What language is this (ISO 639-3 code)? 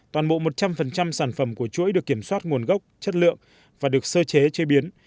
vie